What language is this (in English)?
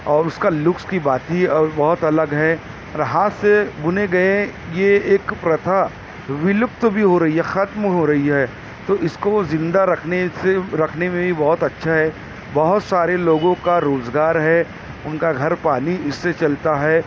Urdu